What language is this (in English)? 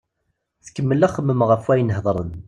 Kabyle